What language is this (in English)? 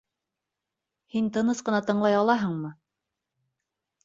Bashkir